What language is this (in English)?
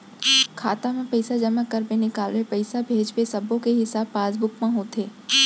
Chhattisgarhi